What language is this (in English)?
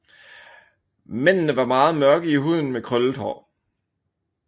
Danish